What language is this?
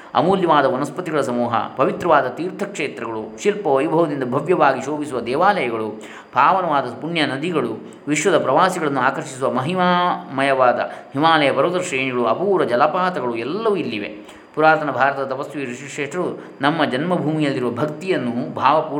Kannada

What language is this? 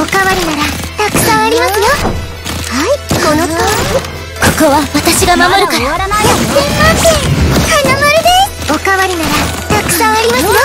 Japanese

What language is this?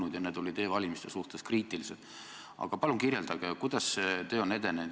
Estonian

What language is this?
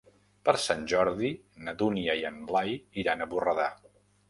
Catalan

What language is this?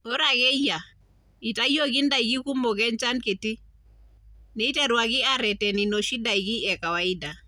Masai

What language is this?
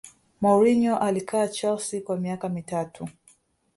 Swahili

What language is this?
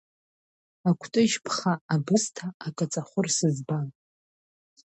Abkhazian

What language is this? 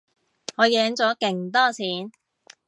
Cantonese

